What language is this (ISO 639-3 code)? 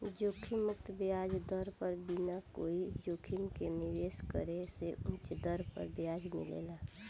bho